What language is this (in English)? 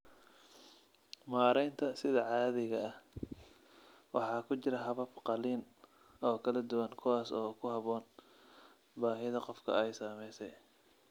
Somali